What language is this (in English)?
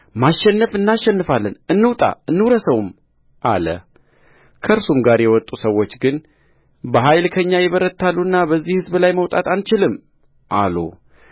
Amharic